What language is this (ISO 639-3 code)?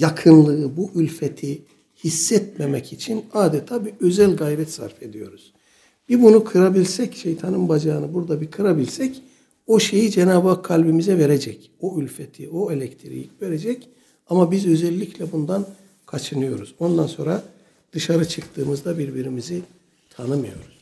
tur